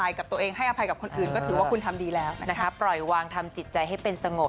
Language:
Thai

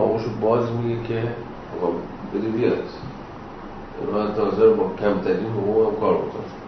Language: Persian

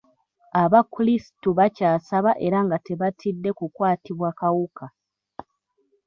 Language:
Ganda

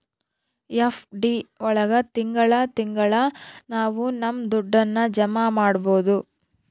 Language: Kannada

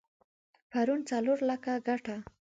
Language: Pashto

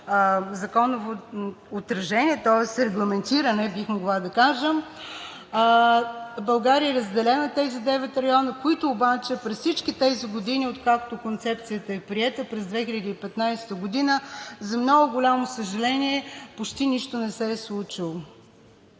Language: Bulgarian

